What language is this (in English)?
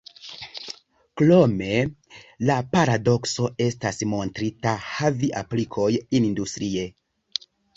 Esperanto